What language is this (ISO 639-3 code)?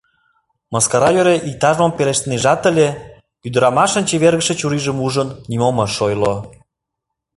chm